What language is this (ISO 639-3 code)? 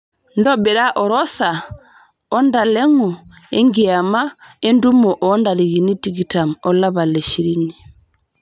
mas